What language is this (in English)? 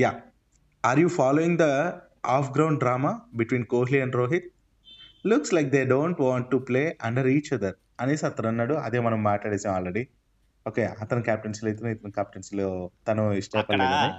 Telugu